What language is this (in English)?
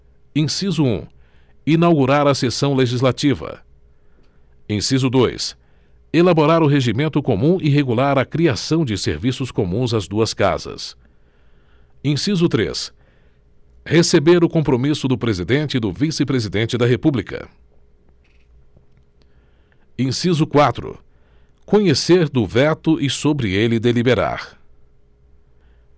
Portuguese